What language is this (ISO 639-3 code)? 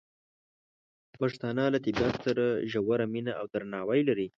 pus